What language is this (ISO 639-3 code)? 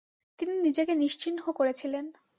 ben